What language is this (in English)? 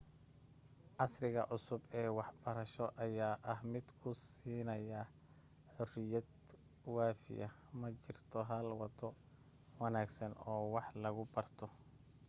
Somali